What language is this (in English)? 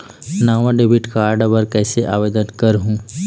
Chhattisgarhi